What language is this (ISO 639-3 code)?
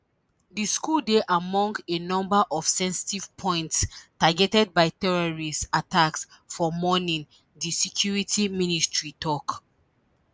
pcm